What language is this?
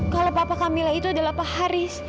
Indonesian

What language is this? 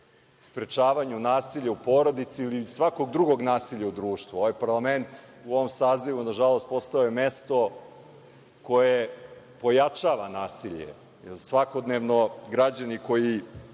Serbian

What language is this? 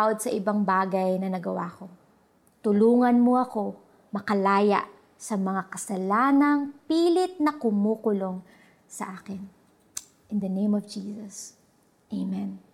Filipino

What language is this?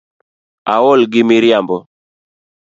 Luo (Kenya and Tanzania)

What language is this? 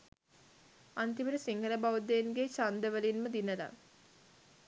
Sinhala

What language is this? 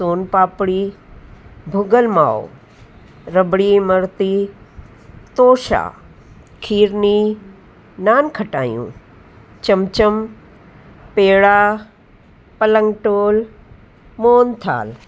Sindhi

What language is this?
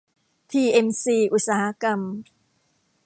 Thai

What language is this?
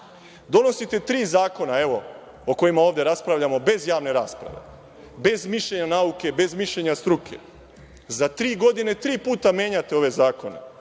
Serbian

